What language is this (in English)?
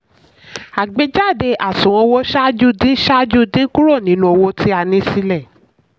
Yoruba